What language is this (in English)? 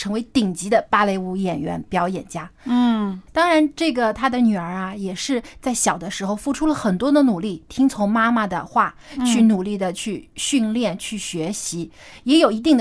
Chinese